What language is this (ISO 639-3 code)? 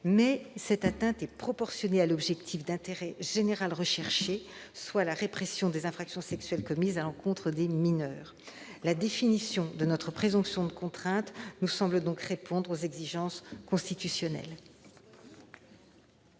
fra